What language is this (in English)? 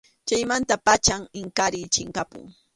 Arequipa-La Unión Quechua